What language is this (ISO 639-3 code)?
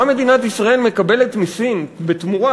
heb